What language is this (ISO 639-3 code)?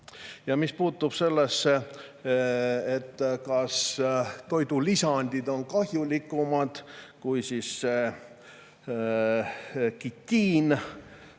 est